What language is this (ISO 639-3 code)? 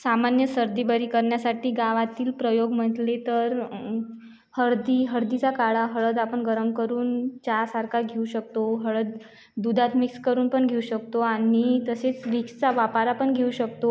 mar